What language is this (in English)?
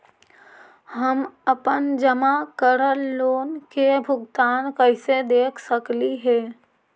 Magahi